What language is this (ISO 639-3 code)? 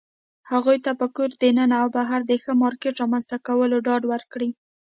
pus